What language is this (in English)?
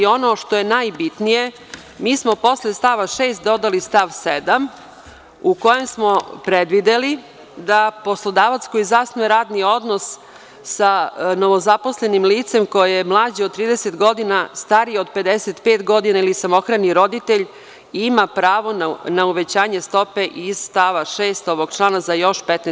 Serbian